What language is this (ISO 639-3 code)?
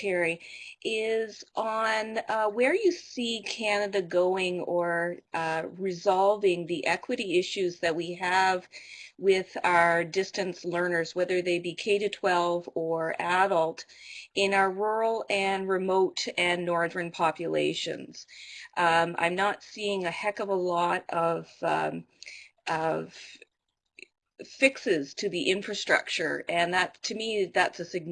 eng